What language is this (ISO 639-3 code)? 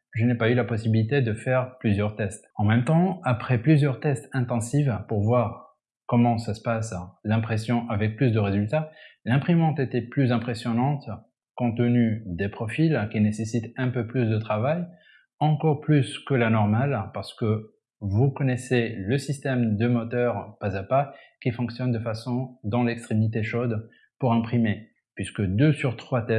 fra